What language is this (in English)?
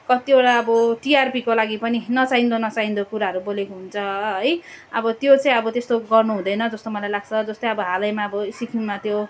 Nepali